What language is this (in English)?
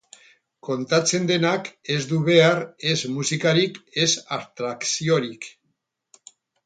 Basque